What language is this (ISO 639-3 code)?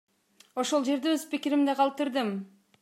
kir